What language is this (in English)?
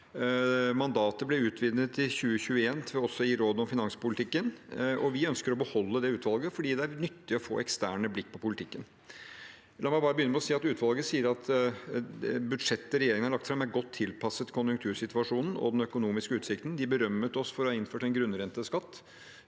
Norwegian